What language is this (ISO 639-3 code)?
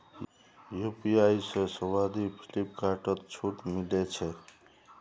mag